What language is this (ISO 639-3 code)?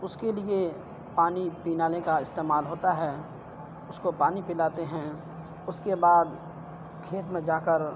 urd